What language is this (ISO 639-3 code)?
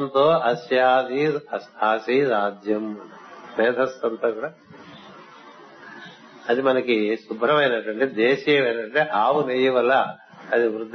tel